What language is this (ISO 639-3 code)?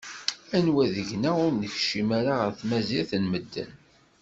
kab